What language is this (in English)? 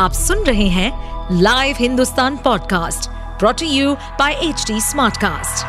Hindi